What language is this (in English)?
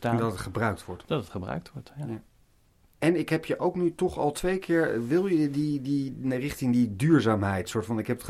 Dutch